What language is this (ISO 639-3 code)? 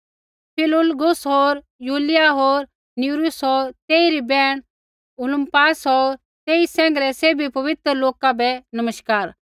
kfx